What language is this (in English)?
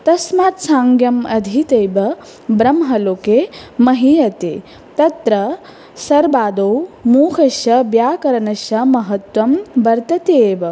Sanskrit